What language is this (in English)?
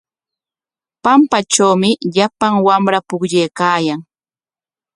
Corongo Ancash Quechua